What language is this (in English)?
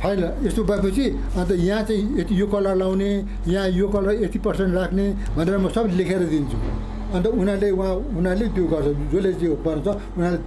Turkish